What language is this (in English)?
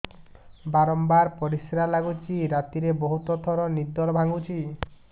Odia